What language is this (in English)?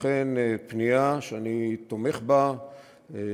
Hebrew